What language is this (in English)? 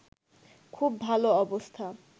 Bangla